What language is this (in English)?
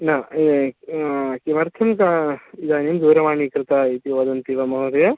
Sanskrit